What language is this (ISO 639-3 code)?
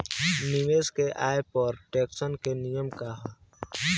bho